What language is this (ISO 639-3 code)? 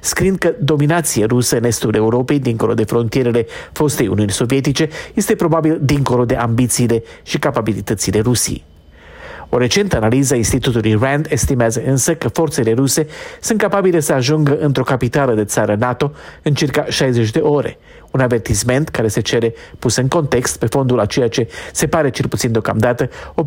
ron